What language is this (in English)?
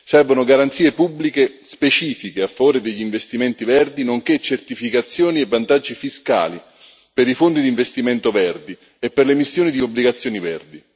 Italian